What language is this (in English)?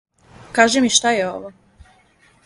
Serbian